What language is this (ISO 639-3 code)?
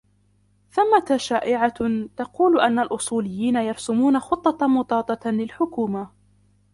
ara